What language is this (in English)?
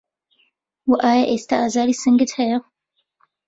Central Kurdish